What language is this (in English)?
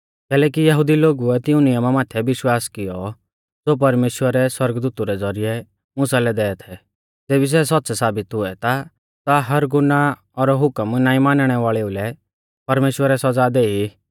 Mahasu Pahari